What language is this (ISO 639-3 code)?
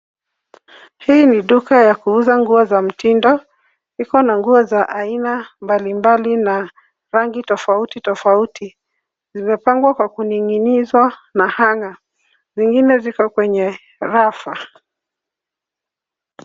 swa